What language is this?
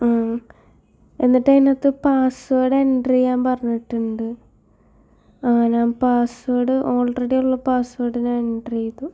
Malayalam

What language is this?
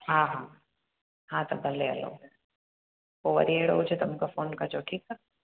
Sindhi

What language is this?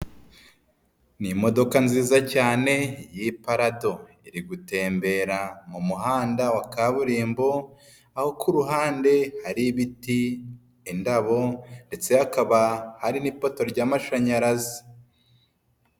Kinyarwanda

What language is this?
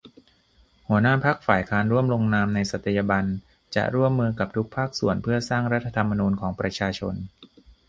Thai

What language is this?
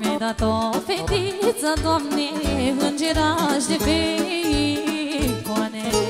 Romanian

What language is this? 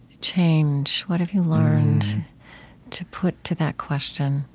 English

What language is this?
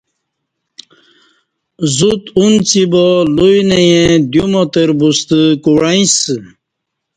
Kati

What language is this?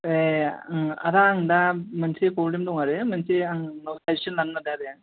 Bodo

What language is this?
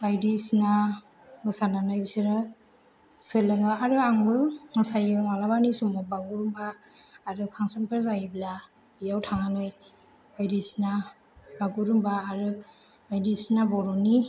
Bodo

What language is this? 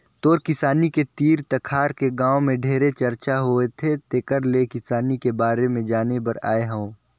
Chhattisgarhi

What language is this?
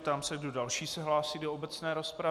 Czech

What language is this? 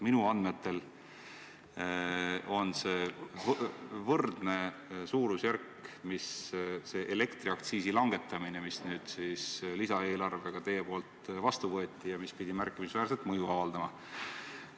Estonian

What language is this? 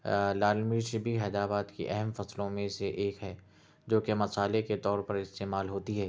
Urdu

